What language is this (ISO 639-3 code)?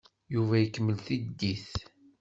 kab